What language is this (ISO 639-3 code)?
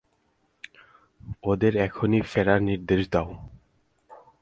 ben